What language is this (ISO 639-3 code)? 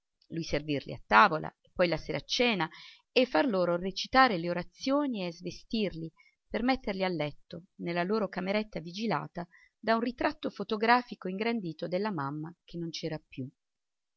ita